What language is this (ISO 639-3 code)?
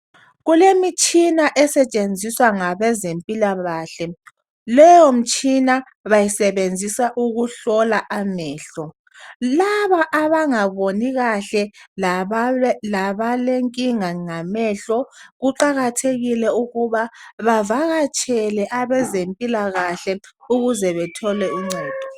nde